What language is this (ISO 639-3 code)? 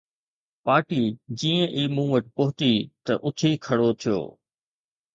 snd